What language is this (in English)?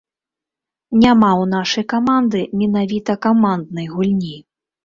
Belarusian